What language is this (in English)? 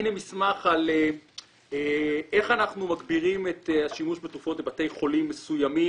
Hebrew